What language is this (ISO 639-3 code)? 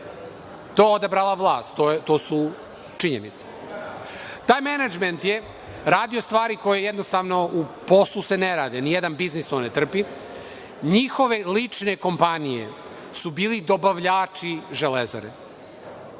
srp